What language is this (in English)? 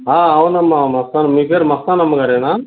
Telugu